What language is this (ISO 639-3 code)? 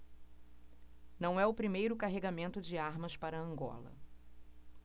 por